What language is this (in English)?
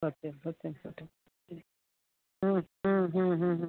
Sanskrit